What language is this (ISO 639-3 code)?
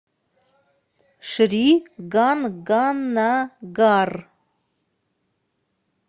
rus